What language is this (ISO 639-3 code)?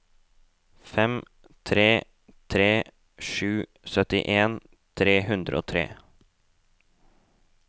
nor